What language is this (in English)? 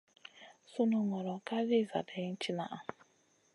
Masana